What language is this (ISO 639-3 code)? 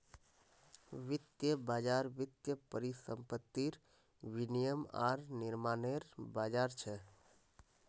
mag